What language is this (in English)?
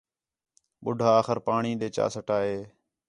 Khetrani